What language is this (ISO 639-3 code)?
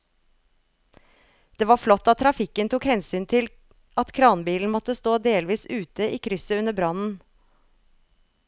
nor